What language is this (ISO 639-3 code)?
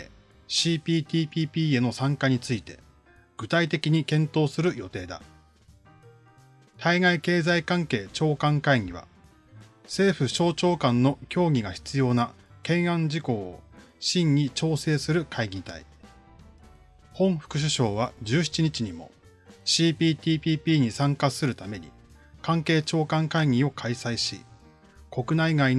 jpn